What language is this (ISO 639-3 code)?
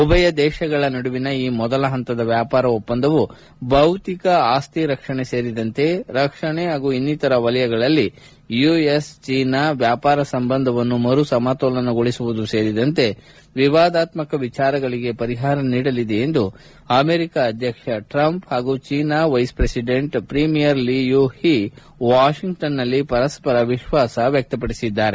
kan